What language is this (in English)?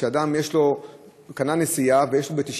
Hebrew